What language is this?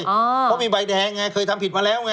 Thai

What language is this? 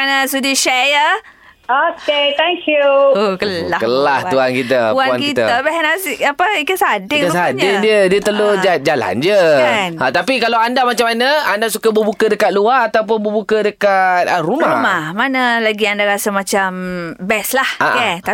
Malay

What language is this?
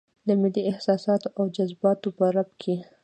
Pashto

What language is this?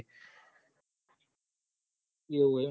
Gujarati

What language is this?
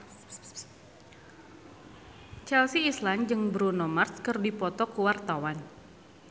Sundanese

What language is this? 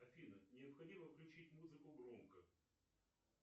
Russian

